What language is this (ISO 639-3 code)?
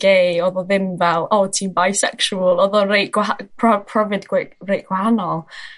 cym